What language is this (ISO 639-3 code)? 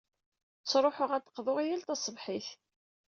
kab